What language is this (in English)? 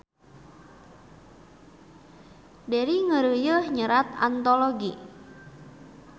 Sundanese